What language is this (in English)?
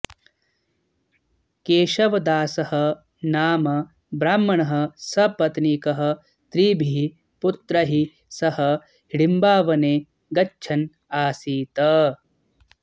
Sanskrit